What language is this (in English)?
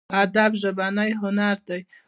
Pashto